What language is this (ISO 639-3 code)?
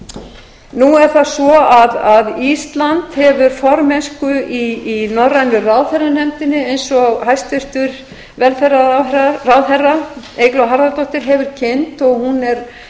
isl